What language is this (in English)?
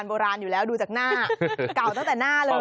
Thai